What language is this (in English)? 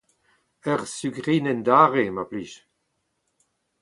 Breton